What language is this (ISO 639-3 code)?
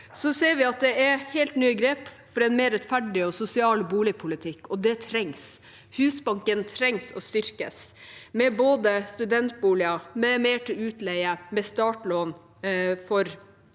nor